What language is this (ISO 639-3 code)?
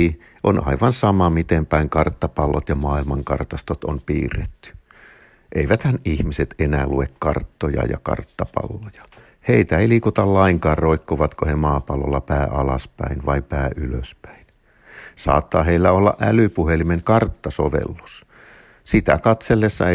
fin